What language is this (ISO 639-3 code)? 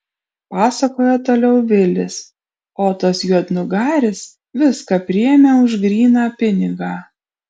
lit